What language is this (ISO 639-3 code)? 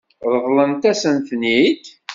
kab